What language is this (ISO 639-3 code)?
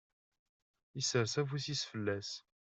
kab